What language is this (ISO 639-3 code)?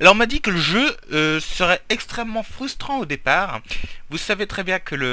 fra